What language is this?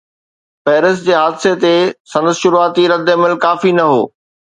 Sindhi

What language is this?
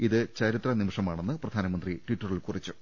Malayalam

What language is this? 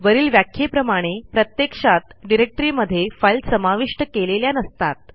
Marathi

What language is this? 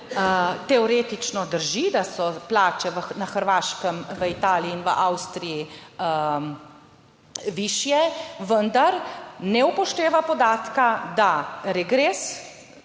Slovenian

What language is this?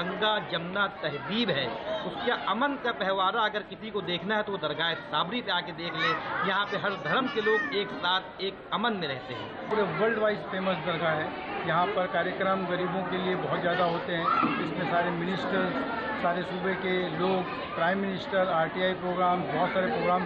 Hindi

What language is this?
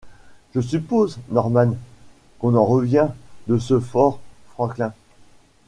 French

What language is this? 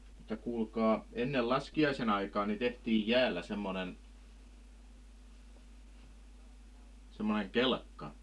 Finnish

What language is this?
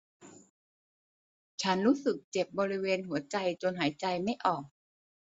Thai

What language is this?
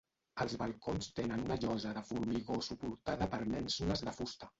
Catalan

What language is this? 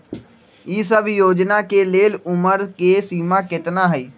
Magahi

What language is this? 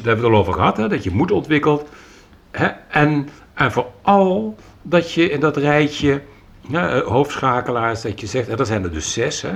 Dutch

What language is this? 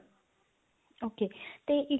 Punjabi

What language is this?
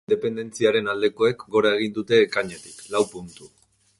Basque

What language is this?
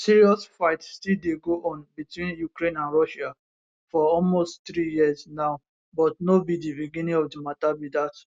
Nigerian Pidgin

